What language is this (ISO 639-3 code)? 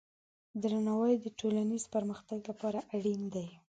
pus